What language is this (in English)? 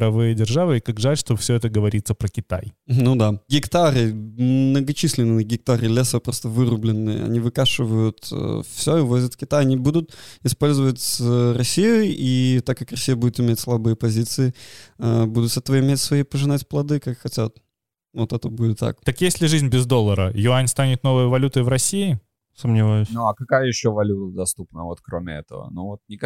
Russian